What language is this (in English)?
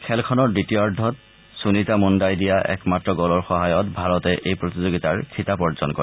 Assamese